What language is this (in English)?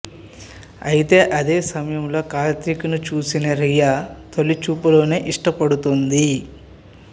Telugu